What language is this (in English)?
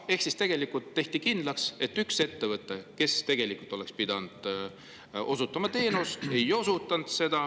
Estonian